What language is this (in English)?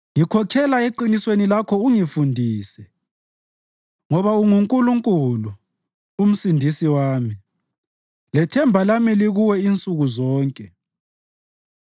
North Ndebele